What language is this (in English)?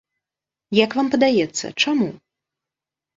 Belarusian